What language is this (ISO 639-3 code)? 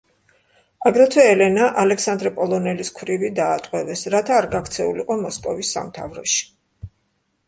kat